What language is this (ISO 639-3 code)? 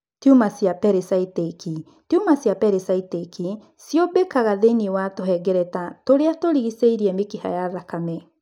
kik